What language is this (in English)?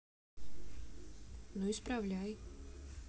Russian